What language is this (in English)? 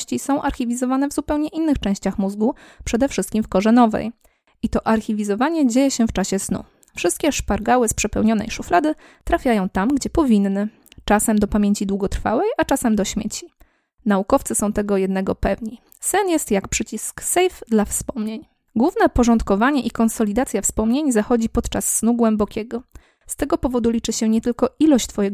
Polish